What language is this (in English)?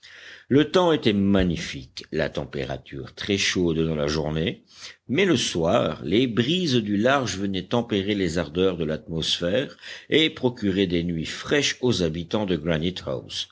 French